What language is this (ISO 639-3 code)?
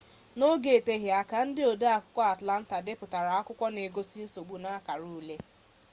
ibo